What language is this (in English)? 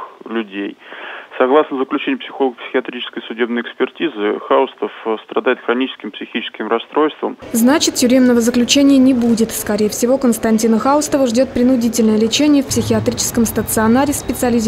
Russian